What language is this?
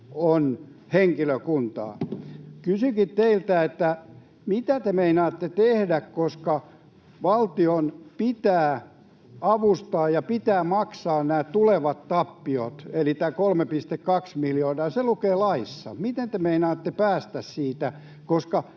Finnish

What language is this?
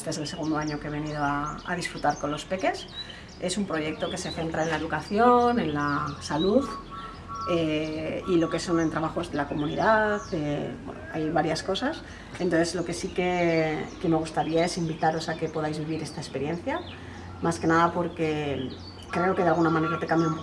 Spanish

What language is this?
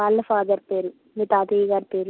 Telugu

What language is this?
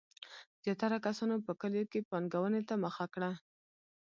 Pashto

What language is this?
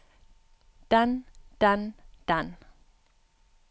Norwegian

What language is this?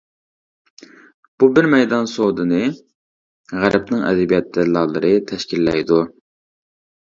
Uyghur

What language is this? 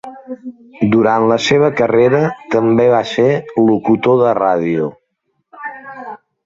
Catalan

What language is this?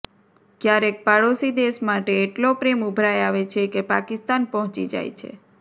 Gujarati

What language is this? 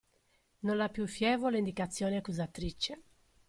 Italian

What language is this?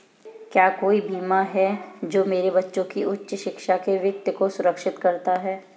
Hindi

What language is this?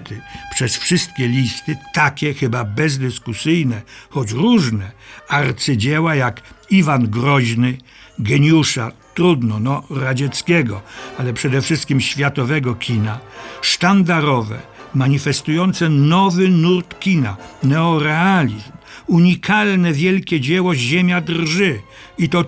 Polish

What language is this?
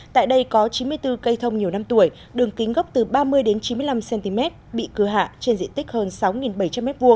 Vietnamese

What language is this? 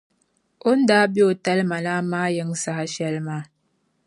Dagbani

